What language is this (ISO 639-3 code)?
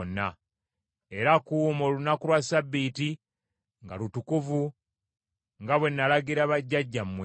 lug